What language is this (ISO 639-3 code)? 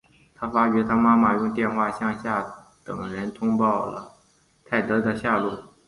zho